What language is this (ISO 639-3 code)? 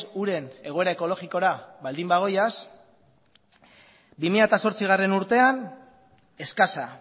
eus